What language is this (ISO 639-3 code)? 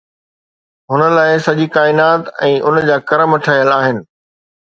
snd